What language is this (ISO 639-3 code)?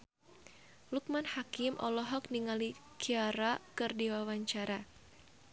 sun